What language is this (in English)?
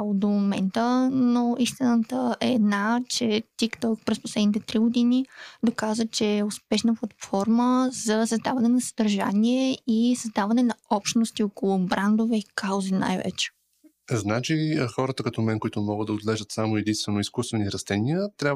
Bulgarian